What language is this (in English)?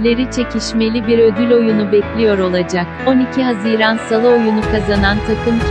Turkish